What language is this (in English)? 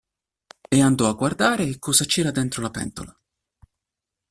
Italian